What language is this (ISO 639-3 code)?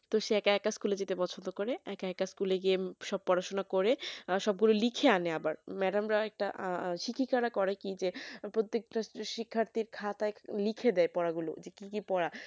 ben